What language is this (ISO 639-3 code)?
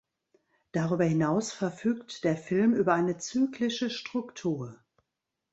deu